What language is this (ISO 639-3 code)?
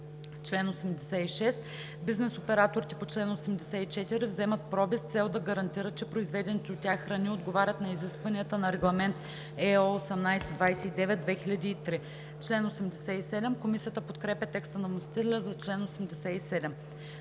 bul